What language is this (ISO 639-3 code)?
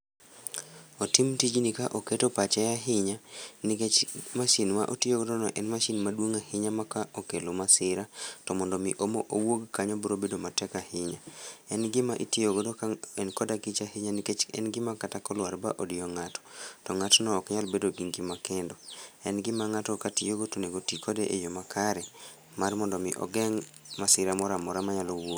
luo